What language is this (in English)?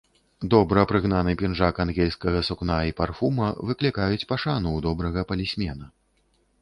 Belarusian